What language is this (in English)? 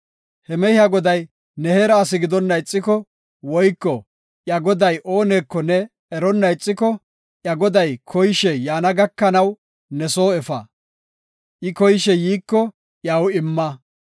Gofa